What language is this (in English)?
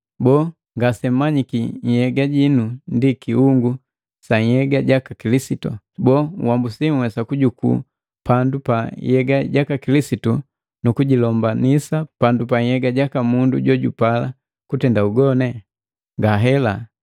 Matengo